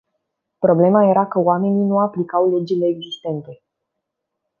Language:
Romanian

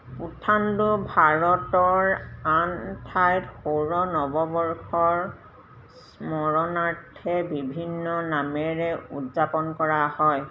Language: Assamese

